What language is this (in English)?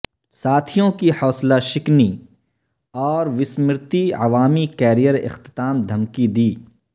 Urdu